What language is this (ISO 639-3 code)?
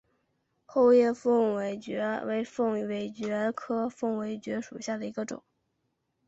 zho